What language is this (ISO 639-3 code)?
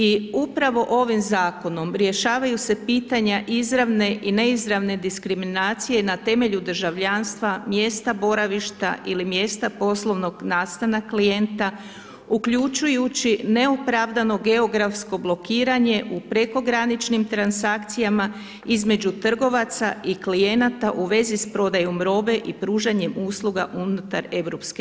hrv